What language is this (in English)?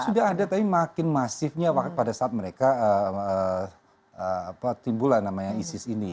Indonesian